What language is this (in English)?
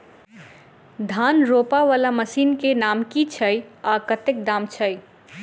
Maithili